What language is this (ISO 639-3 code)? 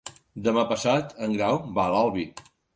cat